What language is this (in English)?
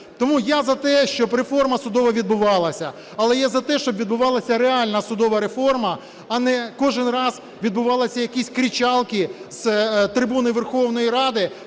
Ukrainian